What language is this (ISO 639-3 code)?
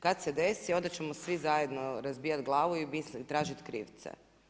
hrv